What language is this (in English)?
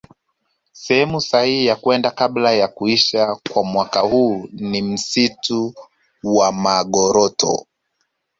Swahili